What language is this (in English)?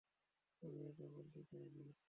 Bangla